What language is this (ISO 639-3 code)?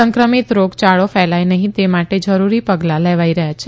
guj